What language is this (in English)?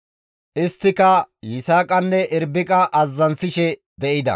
Gamo